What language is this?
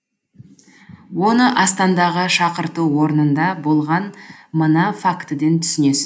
Kazakh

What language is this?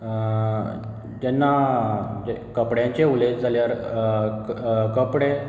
Konkani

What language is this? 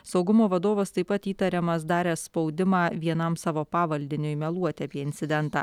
Lithuanian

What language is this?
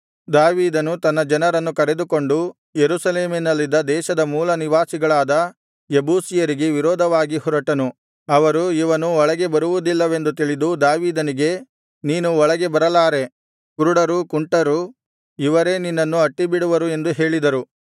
Kannada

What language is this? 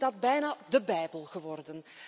Dutch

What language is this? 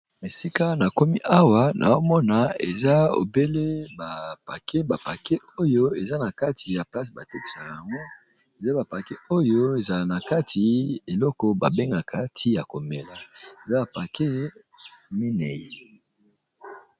Lingala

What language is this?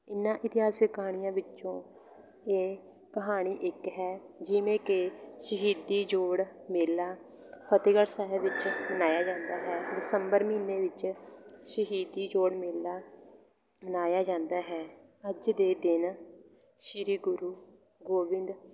Punjabi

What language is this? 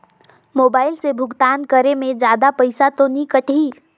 Chhattisgarhi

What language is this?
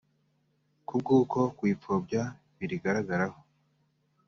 Kinyarwanda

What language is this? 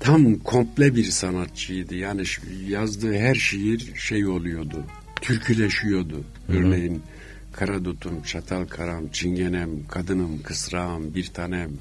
Turkish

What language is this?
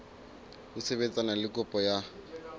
Southern Sotho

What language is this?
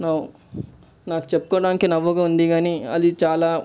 Telugu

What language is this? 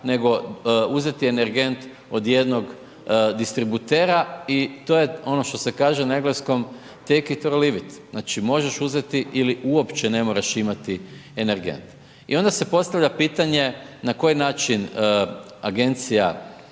Croatian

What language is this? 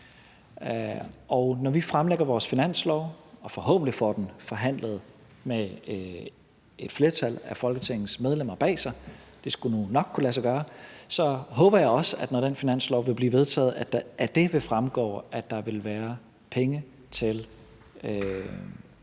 Danish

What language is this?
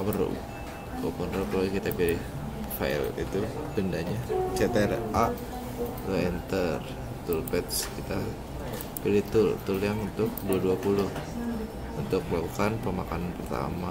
Indonesian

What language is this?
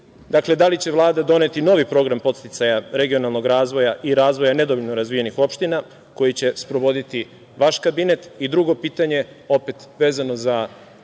Serbian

